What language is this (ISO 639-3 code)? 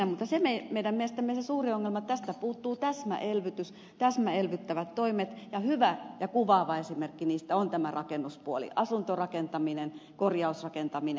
fin